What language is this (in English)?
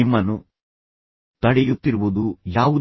Kannada